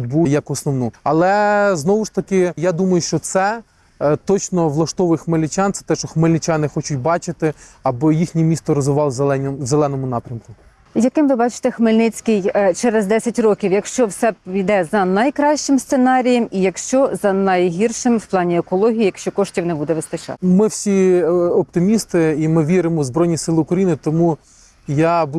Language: Ukrainian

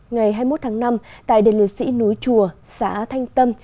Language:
Vietnamese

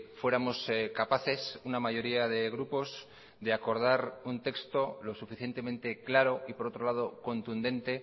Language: Spanish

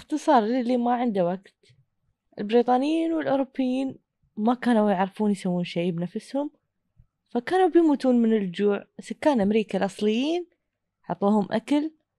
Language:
Arabic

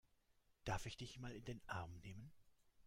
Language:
German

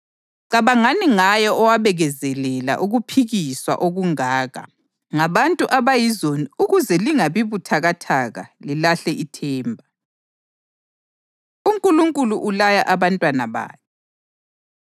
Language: North Ndebele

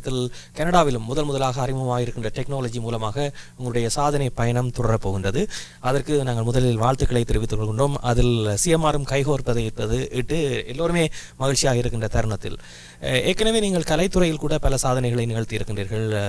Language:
Tamil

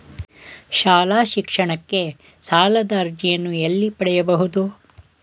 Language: Kannada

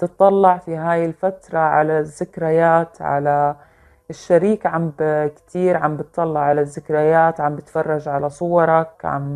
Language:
Arabic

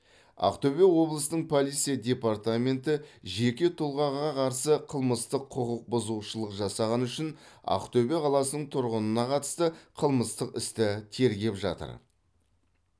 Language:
Kazakh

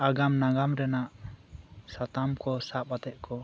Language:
Santali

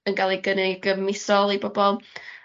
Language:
Welsh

